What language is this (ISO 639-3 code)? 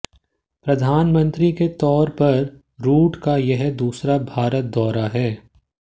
hin